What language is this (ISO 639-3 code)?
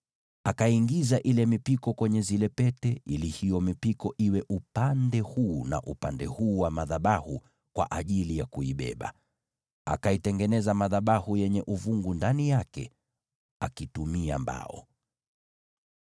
swa